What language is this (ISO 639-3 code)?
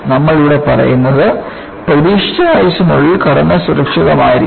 mal